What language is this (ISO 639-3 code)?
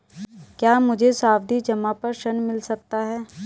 hin